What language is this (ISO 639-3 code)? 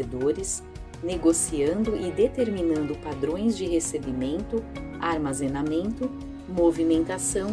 por